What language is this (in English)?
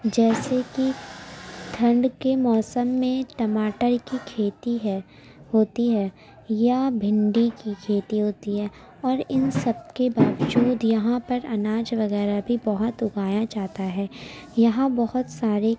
Urdu